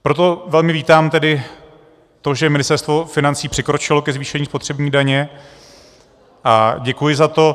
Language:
Czech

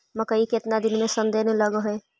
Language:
Magahi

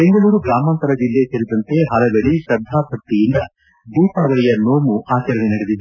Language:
Kannada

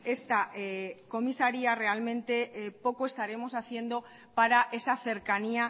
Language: Spanish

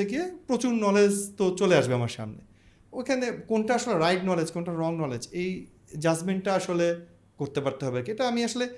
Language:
Bangla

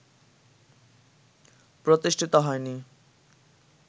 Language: Bangla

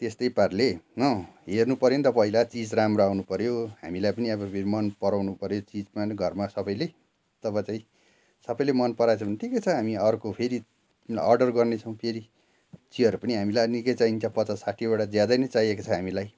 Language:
Nepali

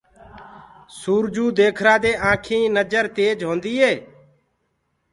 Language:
Gurgula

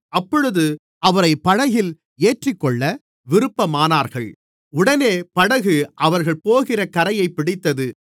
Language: Tamil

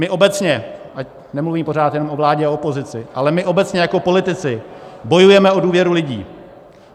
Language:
Czech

